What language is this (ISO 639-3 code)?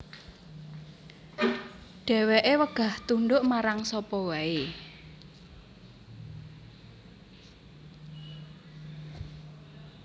jav